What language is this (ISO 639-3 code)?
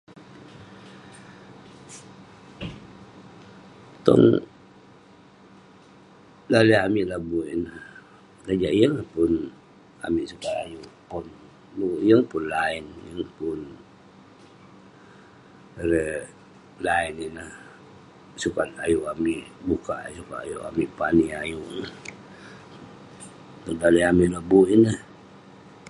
pne